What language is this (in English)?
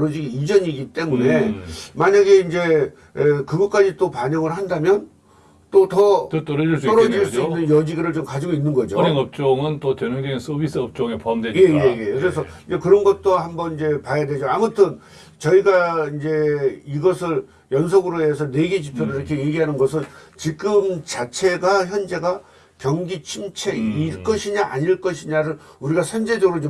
Korean